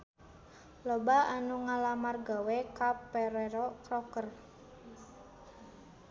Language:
Sundanese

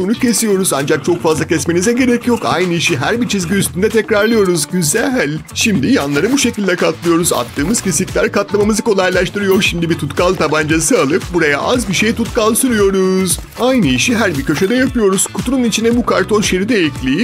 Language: Turkish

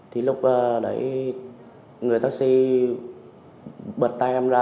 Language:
Vietnamese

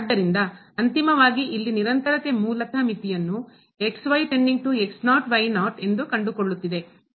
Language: Kannada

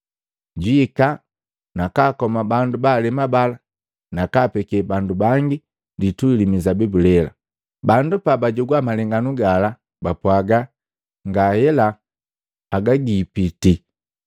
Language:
Matengo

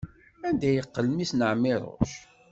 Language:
Kabyle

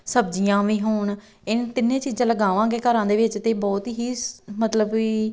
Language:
Punjabi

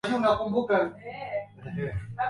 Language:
Swahili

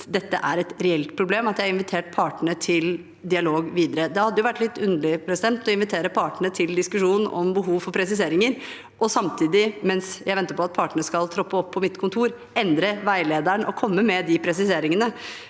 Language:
Norwegian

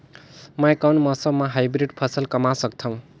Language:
Chhattisgarhi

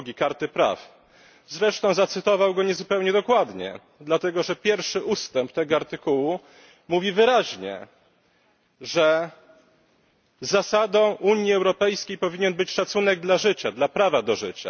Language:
Polish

